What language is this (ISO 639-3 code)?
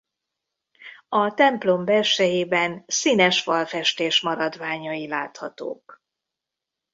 hun